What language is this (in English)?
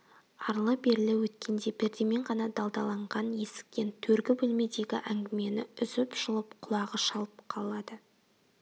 Kazakh